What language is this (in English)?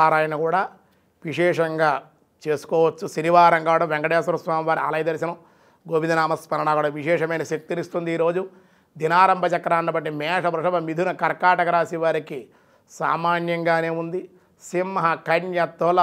Telugu